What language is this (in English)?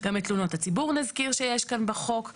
Hebrew